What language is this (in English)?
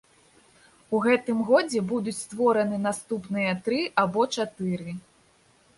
Belarusian